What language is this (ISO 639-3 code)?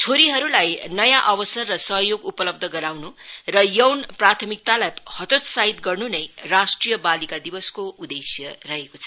nep